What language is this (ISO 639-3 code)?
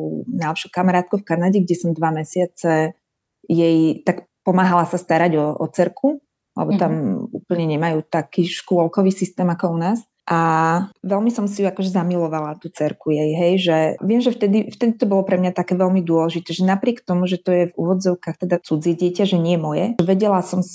slk